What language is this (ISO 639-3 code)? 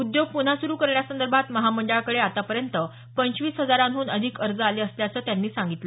mar